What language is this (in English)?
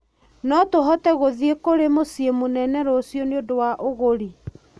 Kikuyu